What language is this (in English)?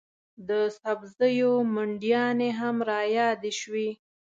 Pashto